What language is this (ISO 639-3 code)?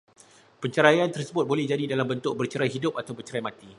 msa